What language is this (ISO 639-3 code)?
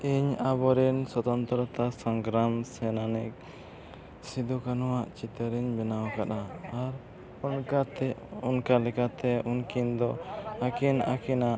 sat